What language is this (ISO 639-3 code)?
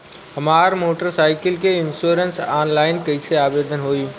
bho